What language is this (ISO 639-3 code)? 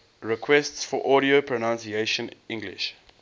eng